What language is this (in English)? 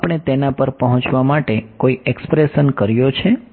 Gujarati